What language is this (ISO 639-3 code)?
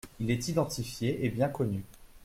fra